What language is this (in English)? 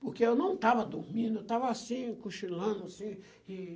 Portuguese